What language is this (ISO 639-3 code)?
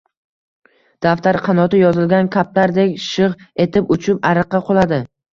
uzb